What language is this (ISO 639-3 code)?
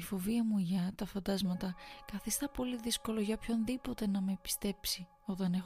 ell